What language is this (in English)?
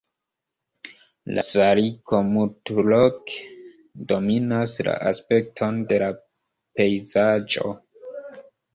Esperanto